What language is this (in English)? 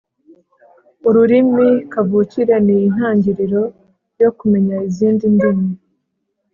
Kinyarwanda